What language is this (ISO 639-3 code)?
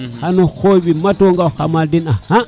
srr